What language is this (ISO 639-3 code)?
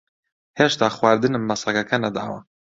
ckb